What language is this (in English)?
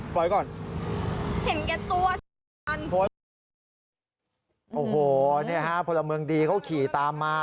Thai